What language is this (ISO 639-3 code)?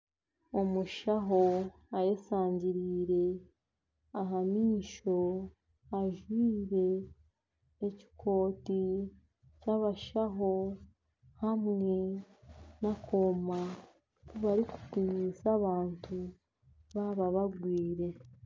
nyn